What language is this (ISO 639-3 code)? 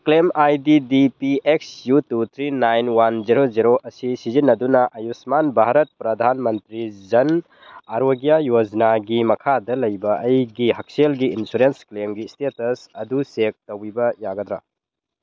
mni